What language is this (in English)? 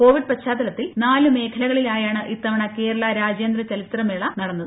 Malayalam